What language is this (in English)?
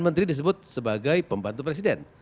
Indonesian